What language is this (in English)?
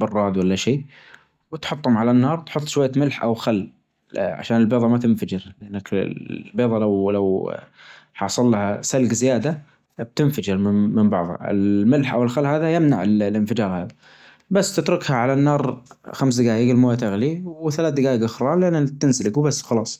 Najdi Arabic